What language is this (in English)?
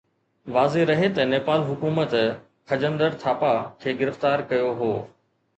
Sindhi